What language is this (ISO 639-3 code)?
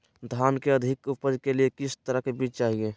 mag